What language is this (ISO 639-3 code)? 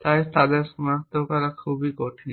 ben